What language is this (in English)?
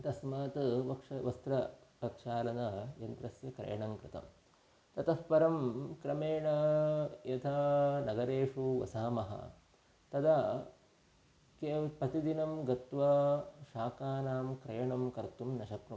Sanskrit